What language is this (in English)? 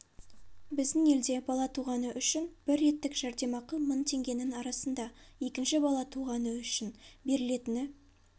Kazakh